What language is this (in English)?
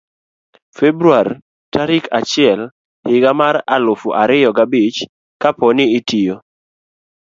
Luo (Kenya and Tanzania)